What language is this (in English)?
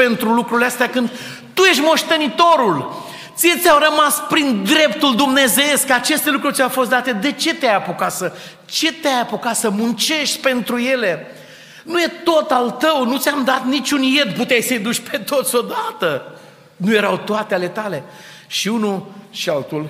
Romanian